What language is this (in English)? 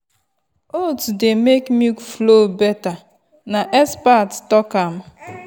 Nigerian Pidgin